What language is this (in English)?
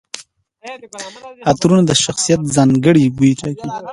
Pashto